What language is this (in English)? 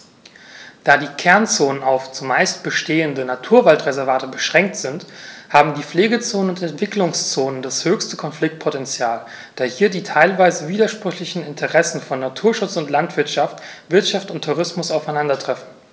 German